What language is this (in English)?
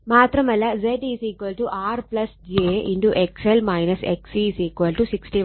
Malayalam